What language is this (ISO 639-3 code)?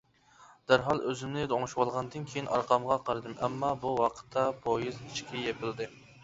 uig